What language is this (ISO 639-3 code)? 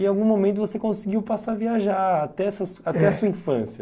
por